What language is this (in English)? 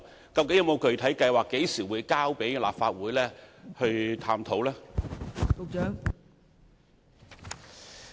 Cantonese